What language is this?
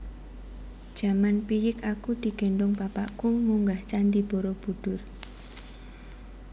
Javanese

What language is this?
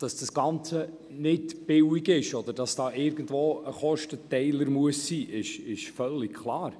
Swiss German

